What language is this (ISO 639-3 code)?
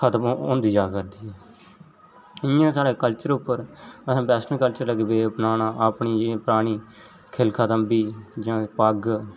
doi